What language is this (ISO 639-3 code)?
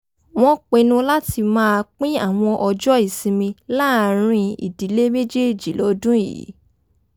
yor